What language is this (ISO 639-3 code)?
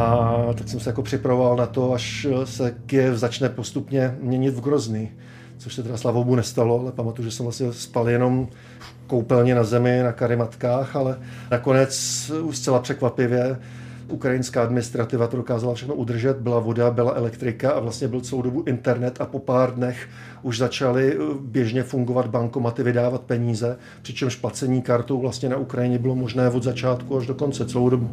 ces